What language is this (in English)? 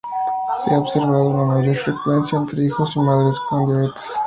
Spanish